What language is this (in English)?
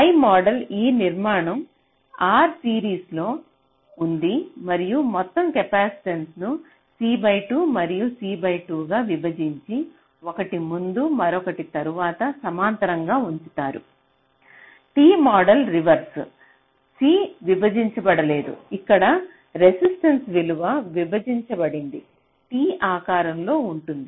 Telugu